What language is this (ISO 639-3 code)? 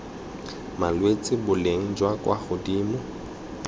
tsn